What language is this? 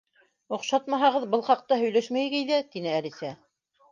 Bashkir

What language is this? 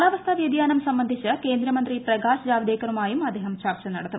Malayalam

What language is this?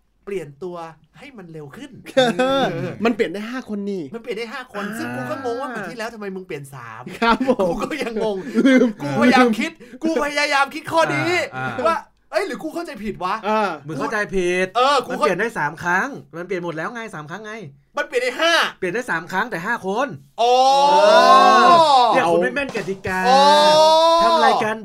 Thai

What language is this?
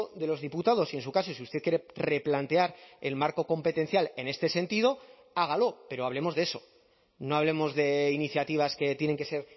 Spanish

